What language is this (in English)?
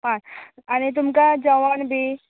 Konkani